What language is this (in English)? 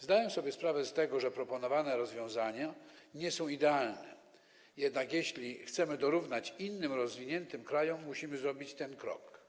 Polish